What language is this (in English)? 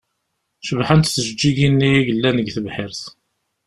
Kabyle